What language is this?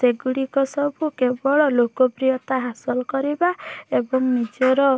Odia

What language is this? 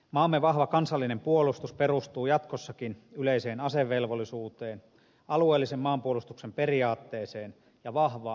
Finnish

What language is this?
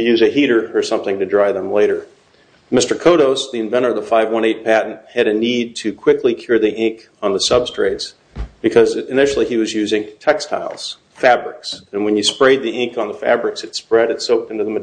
English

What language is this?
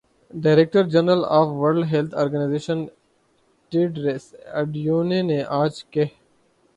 Urdu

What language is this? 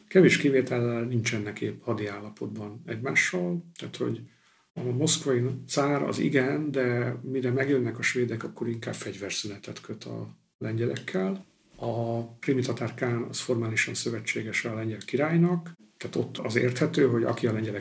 Hungarian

